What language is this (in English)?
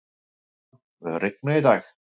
Icelandic